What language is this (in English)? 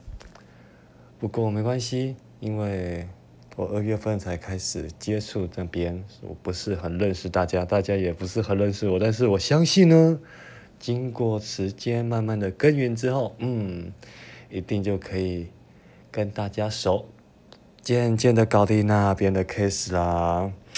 Chinese